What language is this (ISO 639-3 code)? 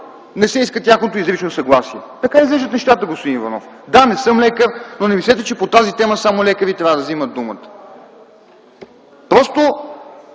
bul